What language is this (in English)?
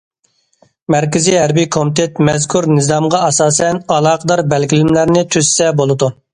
Uyghur